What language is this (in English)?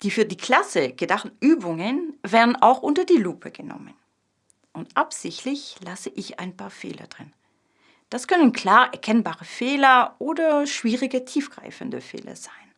German